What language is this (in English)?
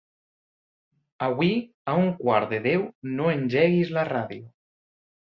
Catalan